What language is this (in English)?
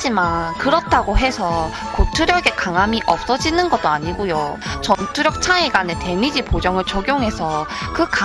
Korean